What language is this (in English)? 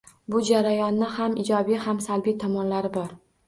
Uzbek